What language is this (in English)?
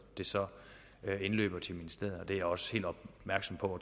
Danish